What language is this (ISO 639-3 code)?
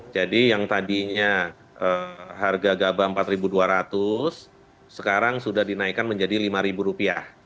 ind